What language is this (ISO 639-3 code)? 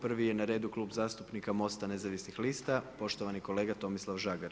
hrv